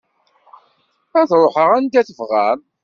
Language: Kabyle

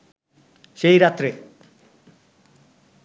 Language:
Bangla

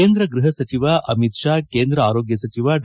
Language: Kannada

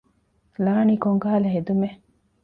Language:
Divehi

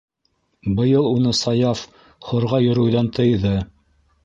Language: Bashkir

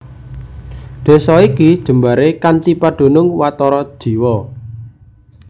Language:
Javanese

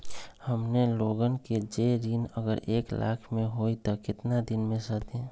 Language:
Magahi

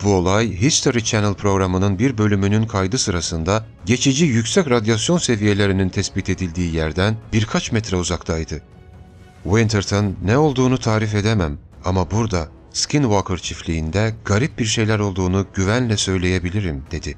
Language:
Turkish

